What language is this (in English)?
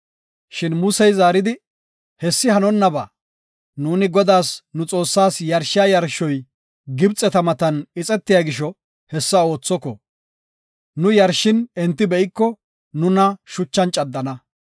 Gofa